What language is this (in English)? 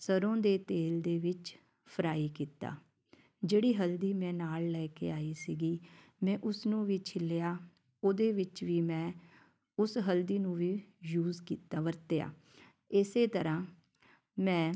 Punjabi